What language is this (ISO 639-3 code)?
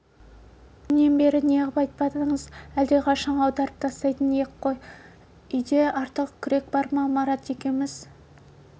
kaz